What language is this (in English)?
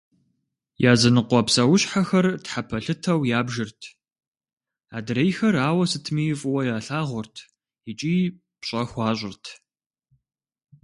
Kabardian